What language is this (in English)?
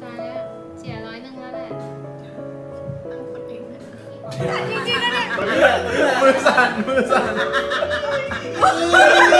Thai